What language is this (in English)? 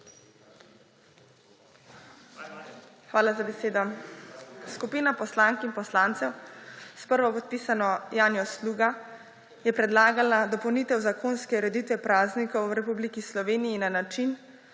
Slovenian